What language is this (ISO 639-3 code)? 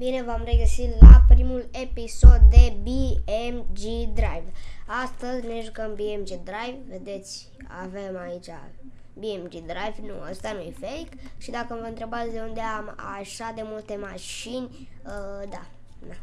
ron